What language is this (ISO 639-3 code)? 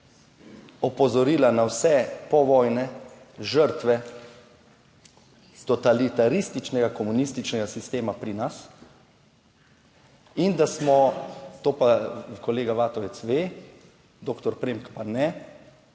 slv